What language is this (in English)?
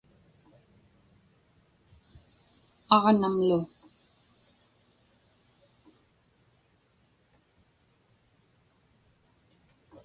Inupiaq